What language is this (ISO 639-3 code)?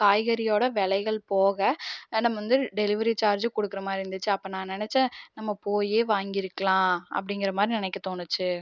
tam